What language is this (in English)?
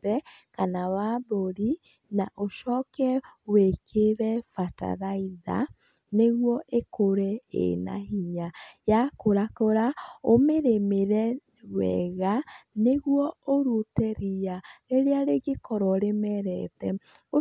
Kikuyu